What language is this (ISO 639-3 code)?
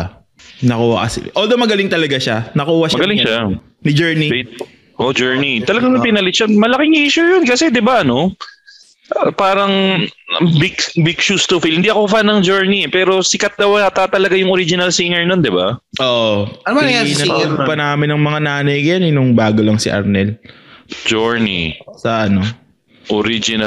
fil